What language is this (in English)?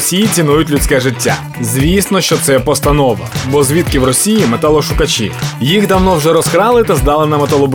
Ukrainian